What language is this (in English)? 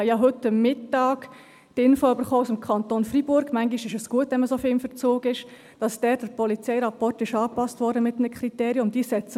Swiss German